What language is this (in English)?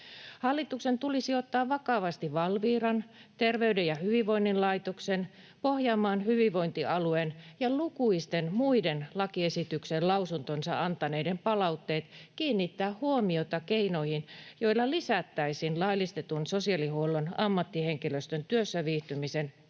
Finnish